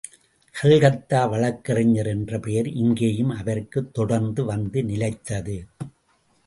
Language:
Tamil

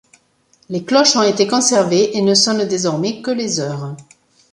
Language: French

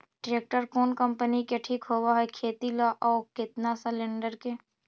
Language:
Magahi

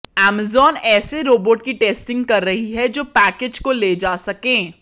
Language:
Hindi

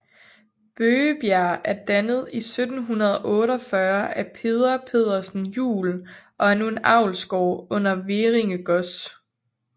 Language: Danish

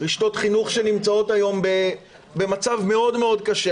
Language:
Hebrew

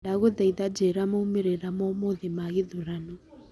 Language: Kikuyu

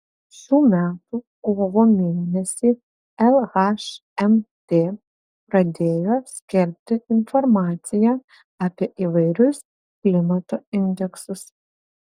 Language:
Lithuanian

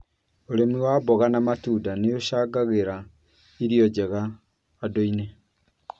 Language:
Kikuyu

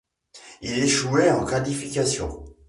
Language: French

